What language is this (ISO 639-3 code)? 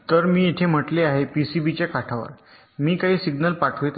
mar